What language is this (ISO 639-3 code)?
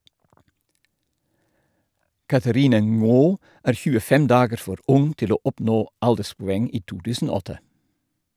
nor